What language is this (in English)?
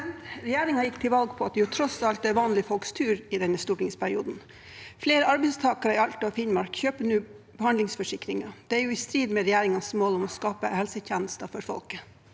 Norwegian